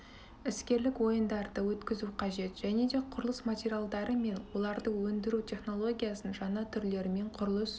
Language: Kazakh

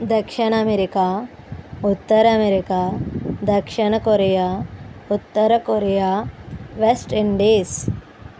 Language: Telugu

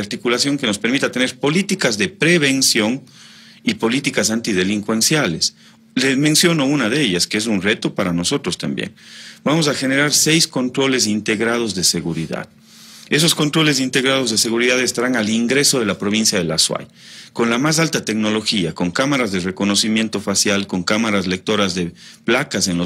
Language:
Spanish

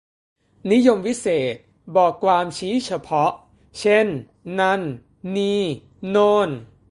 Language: Thai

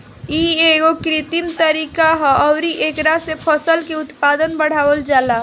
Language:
Bhojpuri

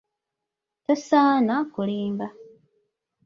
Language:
Ganda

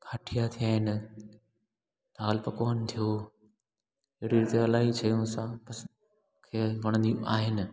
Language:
Sindhi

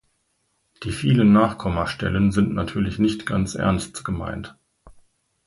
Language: German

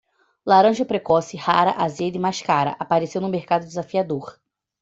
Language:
Portuguese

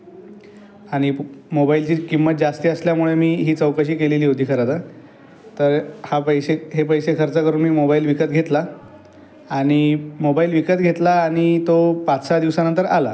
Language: Marathi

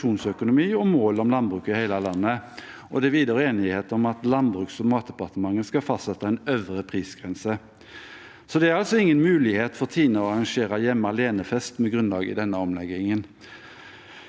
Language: Norwegian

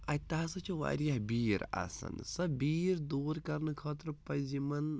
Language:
Kashmiri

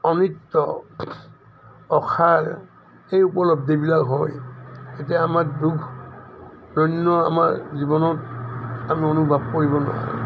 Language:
Assamese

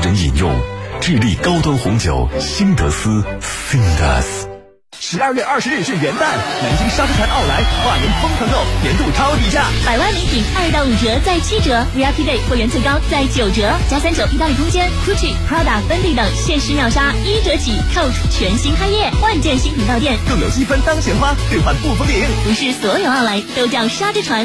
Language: Chinese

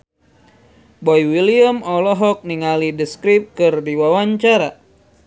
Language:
Sundanese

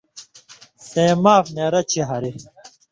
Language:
Indus Kohistani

